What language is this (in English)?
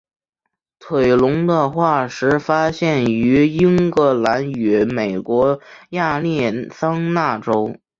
Chinese